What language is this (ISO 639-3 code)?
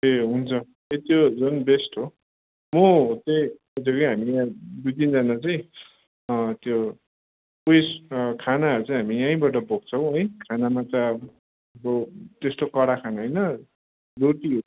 nep